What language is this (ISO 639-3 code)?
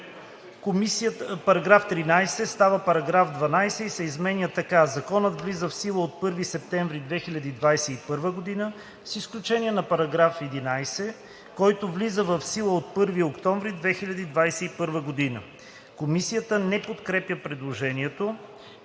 bul